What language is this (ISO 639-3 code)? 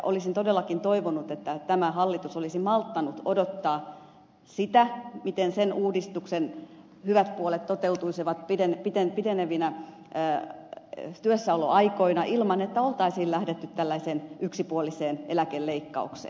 fin